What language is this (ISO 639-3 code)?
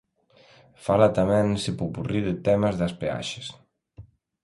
glg